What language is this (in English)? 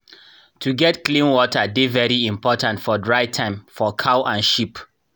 Nigerian Pidgin